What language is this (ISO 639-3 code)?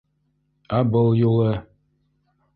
bak